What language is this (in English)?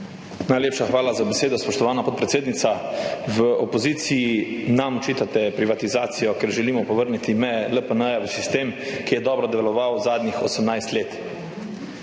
Slovenian